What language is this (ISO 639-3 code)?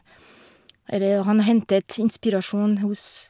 nor